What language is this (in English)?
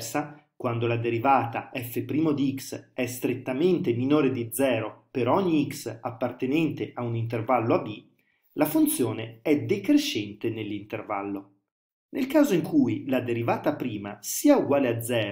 Italian